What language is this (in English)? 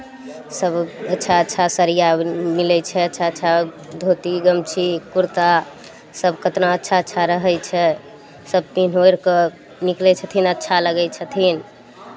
Maithili